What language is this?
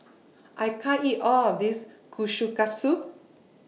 English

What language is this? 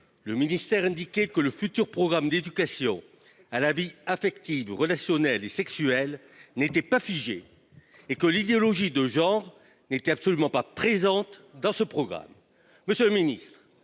French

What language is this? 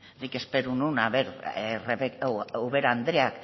Basque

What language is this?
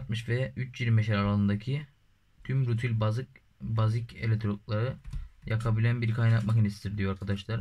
Turkish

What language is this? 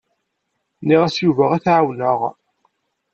Kabyle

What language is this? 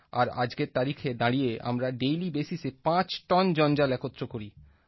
Bangla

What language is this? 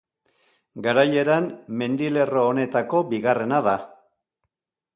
Basque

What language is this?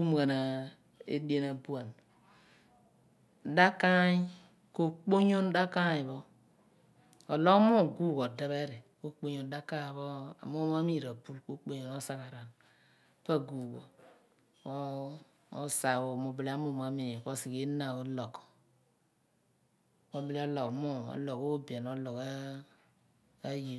Abua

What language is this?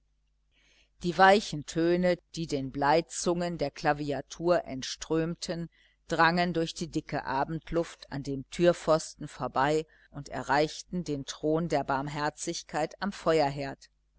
German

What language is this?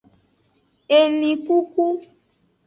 Aja (Benin)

